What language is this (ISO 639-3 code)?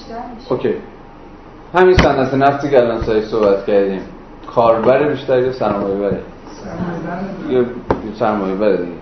fas